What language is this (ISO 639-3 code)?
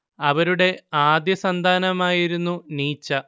mal